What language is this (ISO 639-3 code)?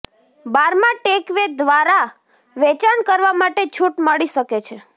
guj